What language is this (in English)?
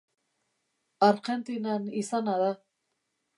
Basque